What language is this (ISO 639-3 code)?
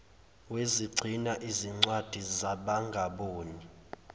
zul